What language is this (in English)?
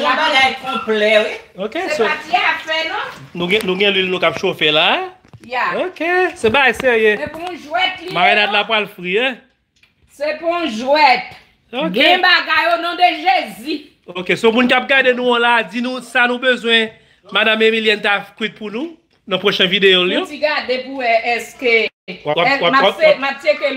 French